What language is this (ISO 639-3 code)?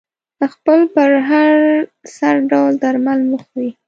pus